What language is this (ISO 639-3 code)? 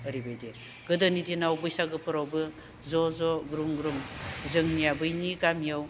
brx